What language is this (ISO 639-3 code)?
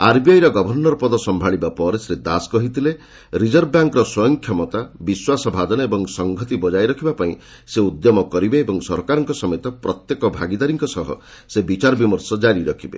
ori